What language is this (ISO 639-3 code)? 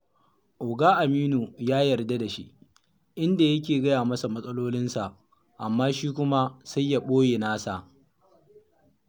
hau